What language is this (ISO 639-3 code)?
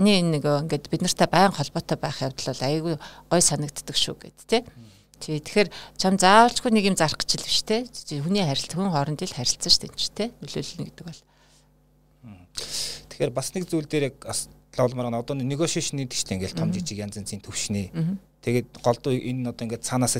rus